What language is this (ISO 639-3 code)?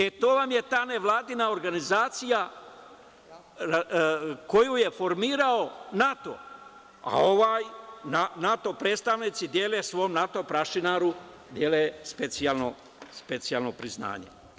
srp